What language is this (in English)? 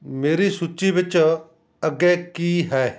Punjabi